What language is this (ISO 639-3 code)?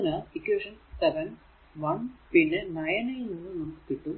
mal